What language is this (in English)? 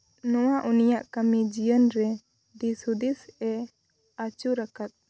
Santali